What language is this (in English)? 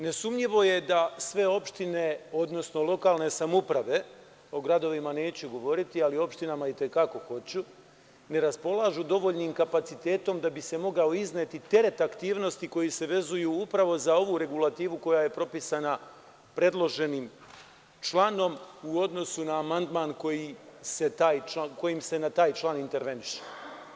Serbian